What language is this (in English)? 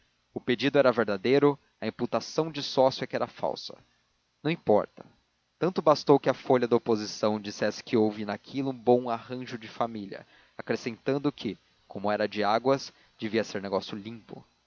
Portuguese